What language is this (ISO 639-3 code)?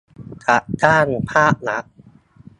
tha